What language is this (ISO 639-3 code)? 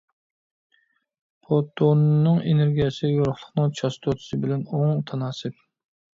uig